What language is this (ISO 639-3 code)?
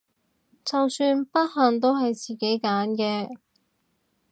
yue